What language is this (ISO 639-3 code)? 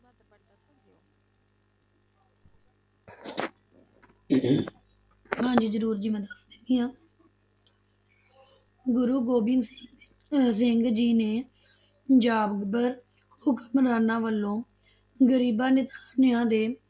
pan